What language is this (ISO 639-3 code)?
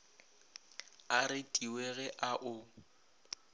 nso